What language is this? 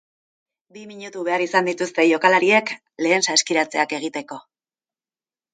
Basque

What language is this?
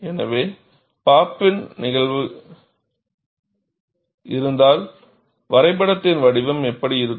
Tamil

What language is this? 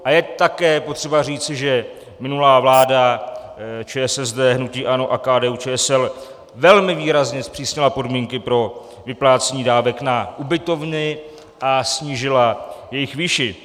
Czech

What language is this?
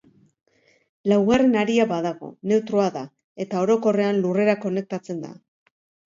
Basque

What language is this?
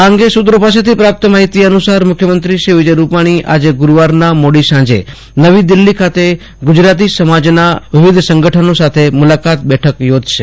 Gujarati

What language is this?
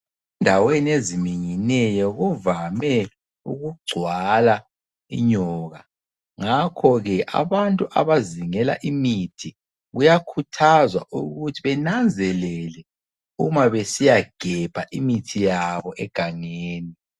North Ndebele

